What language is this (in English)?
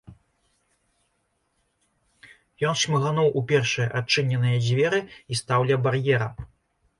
Belarusian